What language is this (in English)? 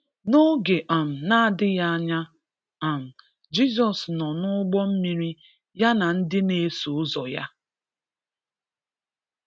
Igbo